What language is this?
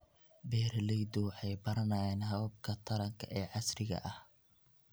Somali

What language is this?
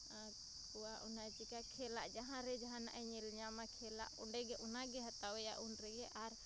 Santali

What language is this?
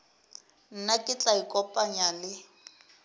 Northern Sotho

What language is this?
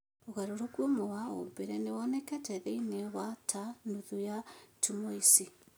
Kikuyu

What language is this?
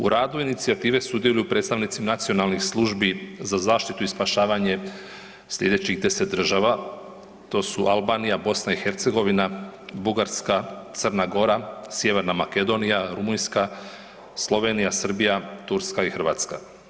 Croatian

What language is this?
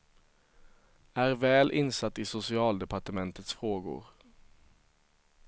Swedish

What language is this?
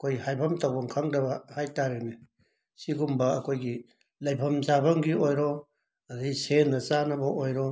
Manipuri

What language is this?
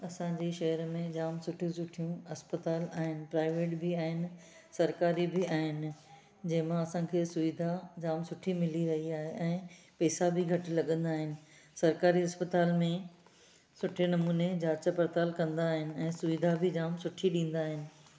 Sindhi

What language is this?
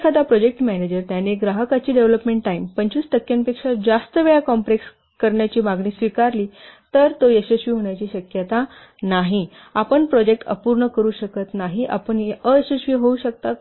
Marathi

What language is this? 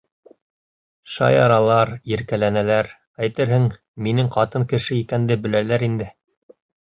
Bashkir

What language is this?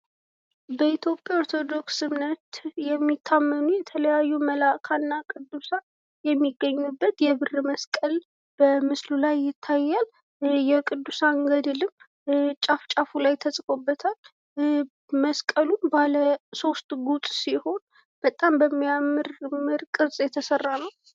Amharic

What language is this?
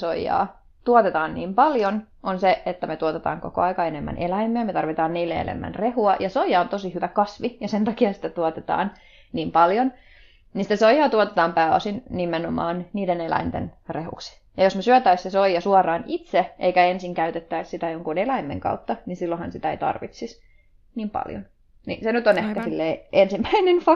Finnish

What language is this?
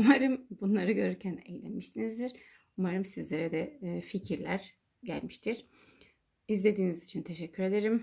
Turkish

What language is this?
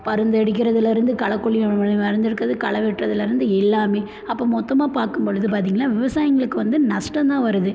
Tamil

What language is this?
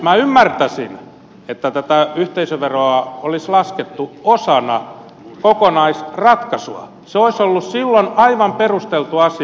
Finnish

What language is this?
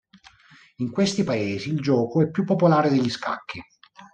Italian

